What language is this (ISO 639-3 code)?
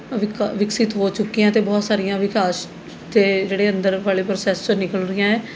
pan